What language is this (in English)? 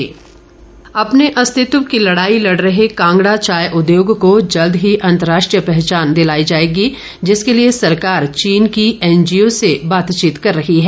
Hindi